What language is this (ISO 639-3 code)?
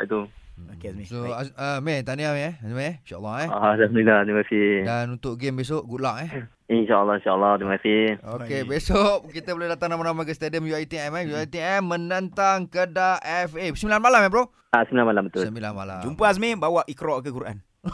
msa